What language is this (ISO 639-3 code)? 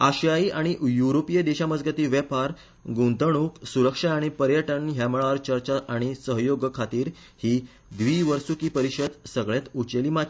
kok